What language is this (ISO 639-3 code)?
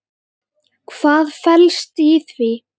isl